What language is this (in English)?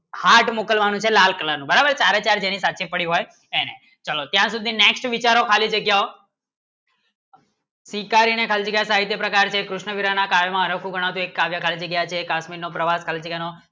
Gujarati